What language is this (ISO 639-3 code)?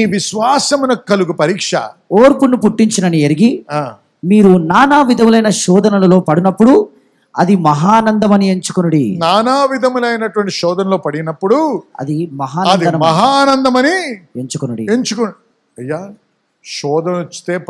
tel